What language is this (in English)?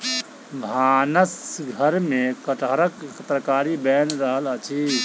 Maithili